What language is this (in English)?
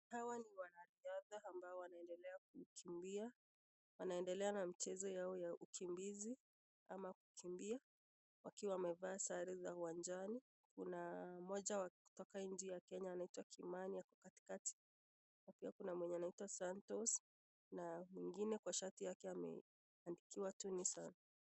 Swahili